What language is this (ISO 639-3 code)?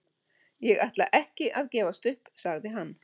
isl